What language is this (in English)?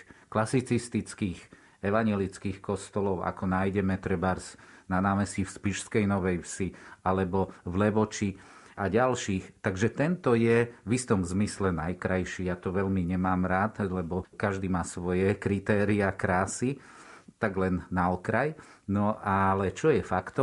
Slovak